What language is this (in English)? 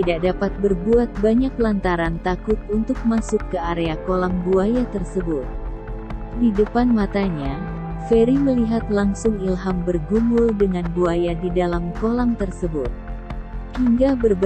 Indonesian